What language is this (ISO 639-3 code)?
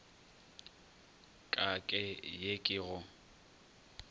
nso